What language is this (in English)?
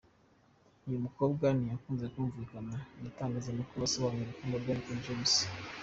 Kinyarwanda